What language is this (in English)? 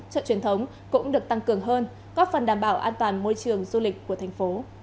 Vietnamese